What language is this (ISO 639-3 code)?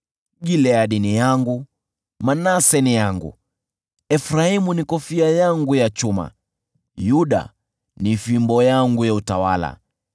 swa